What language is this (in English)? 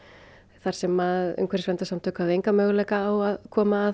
Icelandic